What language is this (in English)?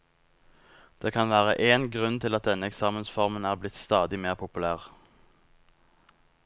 Norwegian